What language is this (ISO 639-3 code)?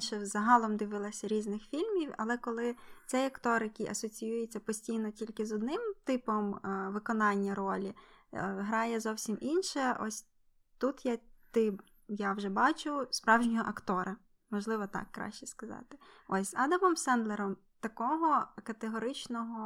ukr